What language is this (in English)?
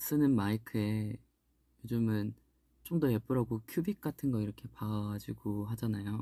Korean